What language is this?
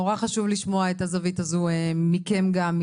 Hebrew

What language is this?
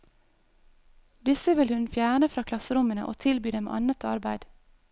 Norwegian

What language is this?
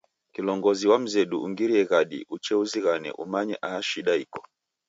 Taita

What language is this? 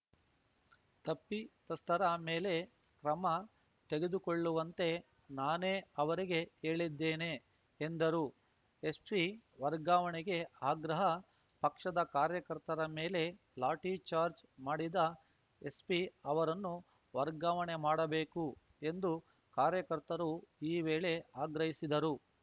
Kannada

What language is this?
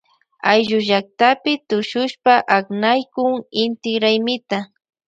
Loja Highland Quichua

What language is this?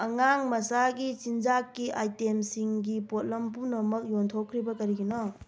Manipuri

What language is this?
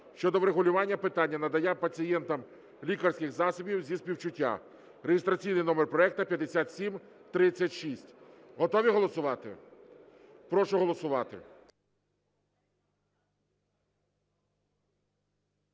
Ukrainian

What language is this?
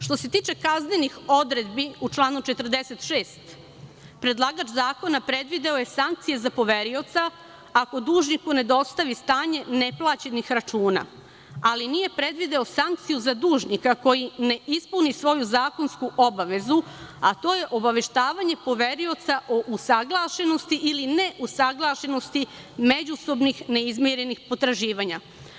Serbian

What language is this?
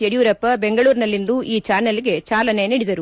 Kannada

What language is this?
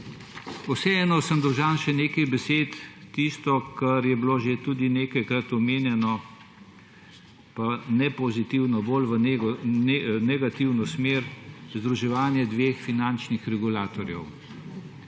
Slovenian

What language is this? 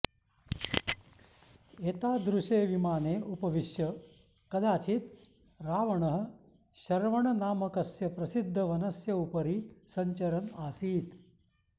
Sanskrit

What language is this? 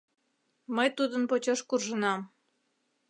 Mari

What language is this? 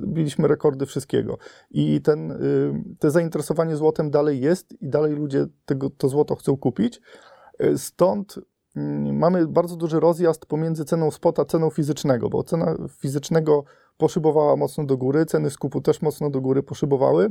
Polish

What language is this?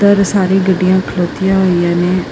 Punjabi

